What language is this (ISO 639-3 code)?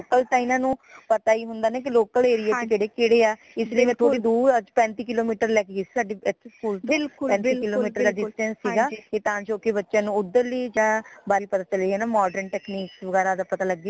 pan